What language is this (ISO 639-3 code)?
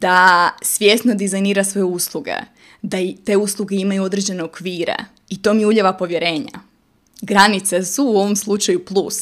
hrv